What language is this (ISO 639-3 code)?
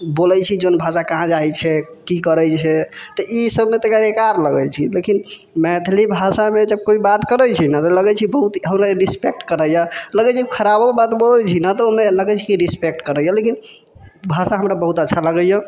mai